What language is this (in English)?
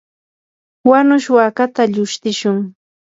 Yanahuanca Pasco Quechua